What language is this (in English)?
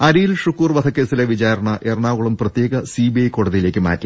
Malayalam